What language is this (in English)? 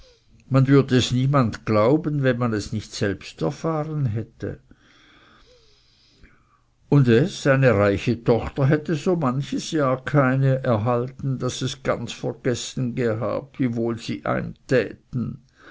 German